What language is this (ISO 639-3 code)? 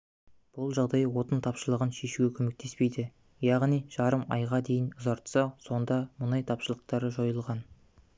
kaz